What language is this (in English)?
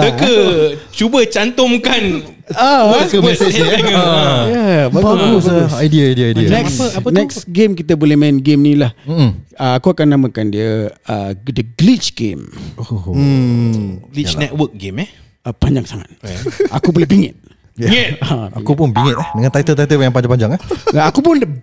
Malay